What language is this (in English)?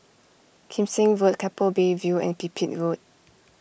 English